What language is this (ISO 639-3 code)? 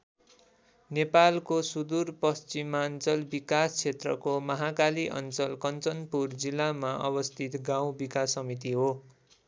nep